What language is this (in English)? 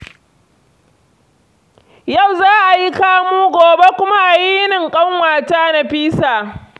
Hausa